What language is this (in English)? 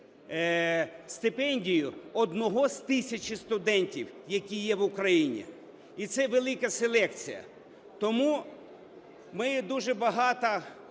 Ukrainian